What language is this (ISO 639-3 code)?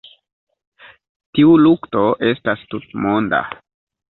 epo